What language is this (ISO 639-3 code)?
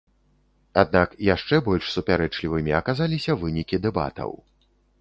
bel